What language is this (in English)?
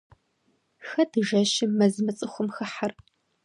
Kabardian